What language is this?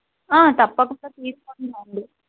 Telugu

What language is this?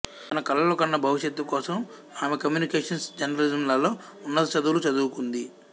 Telugu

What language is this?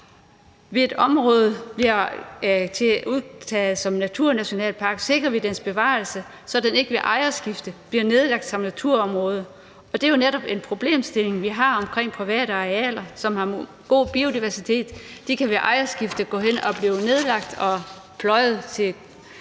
Danish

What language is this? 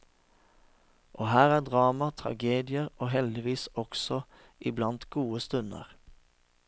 Norwegian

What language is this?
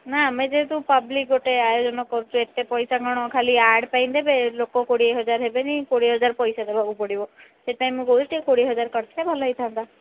Odia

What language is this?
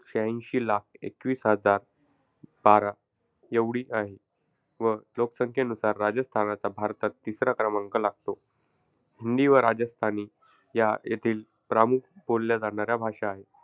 Marathi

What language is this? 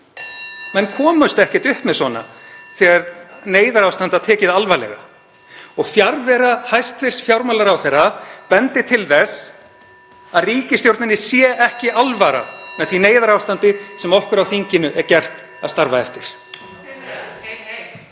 Icelandic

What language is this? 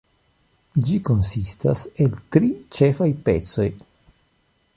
Esperanto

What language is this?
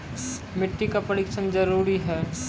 Maithili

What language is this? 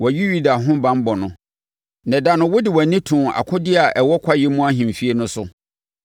Akan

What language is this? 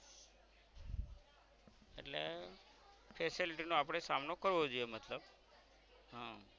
Gujarati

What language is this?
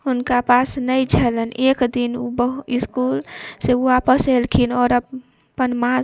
Maithili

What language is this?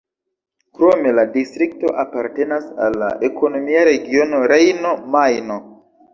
Esperanto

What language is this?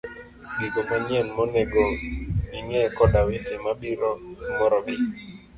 Luo (Kenya and Tanzania)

